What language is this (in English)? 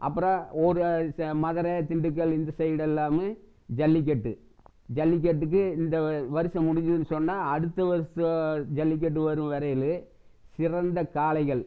Tamil